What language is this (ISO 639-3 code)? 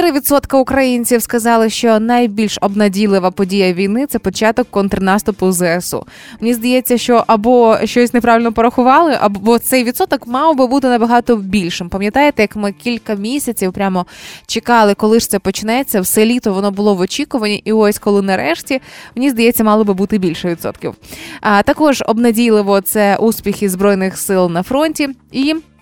ukr